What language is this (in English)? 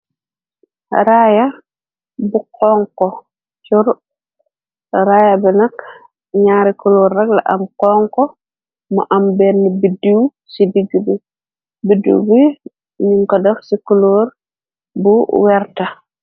Wolof